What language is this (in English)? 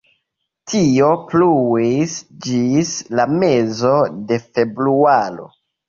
Esperanto